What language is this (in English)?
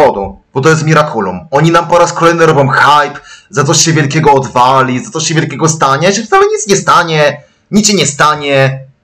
Polish